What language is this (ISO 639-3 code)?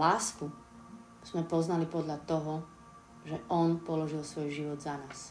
slk